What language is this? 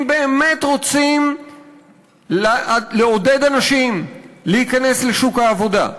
Hebrew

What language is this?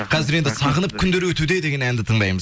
Kazakh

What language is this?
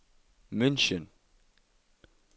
Danish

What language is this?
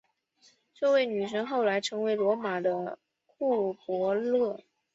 Chinese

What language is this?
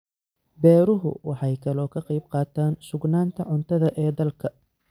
Somali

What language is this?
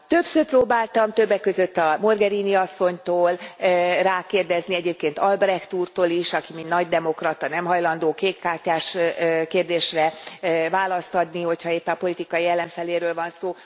Hungarian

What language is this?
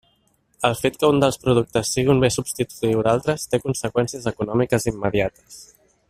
Catalan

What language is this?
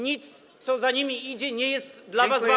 Polish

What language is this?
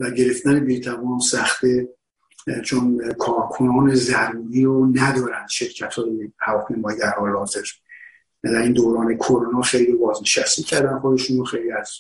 Persian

